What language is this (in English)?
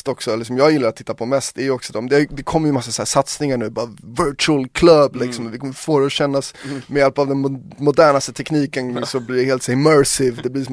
Swedish